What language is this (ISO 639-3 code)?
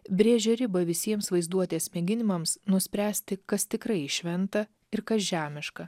lit